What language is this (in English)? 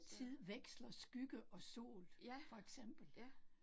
Danish